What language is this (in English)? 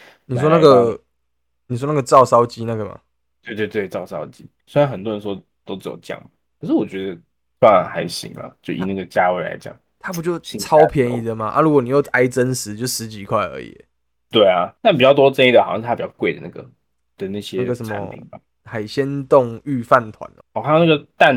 Chinese